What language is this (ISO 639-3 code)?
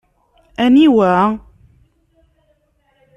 kab